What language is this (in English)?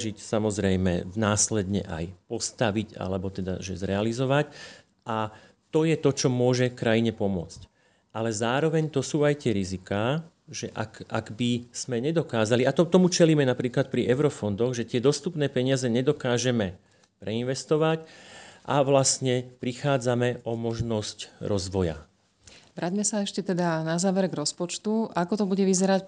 Slovak